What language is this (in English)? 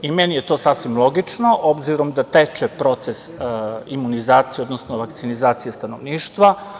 Serbian